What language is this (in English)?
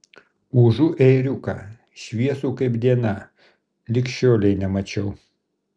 Lithuanian